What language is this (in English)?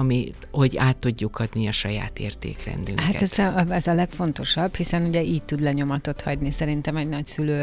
Hungarian